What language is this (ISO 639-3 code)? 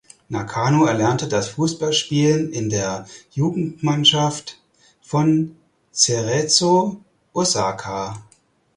deu